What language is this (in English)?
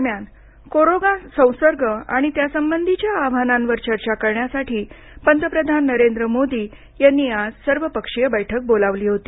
Marathi